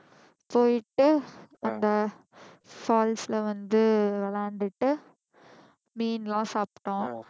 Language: Tamil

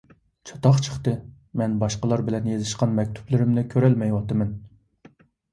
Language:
Uyghur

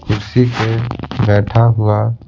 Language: Hindi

